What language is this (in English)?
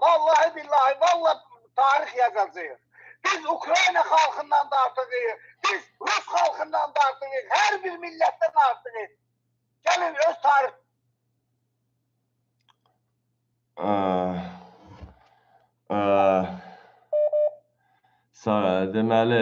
Turkish